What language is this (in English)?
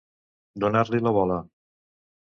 Catalan